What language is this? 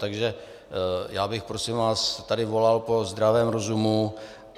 Czech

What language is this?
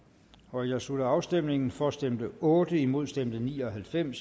Danish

